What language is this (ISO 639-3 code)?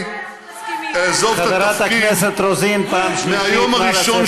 heb